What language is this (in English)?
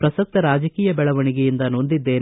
Kannada